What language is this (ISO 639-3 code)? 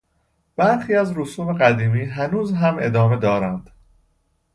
fas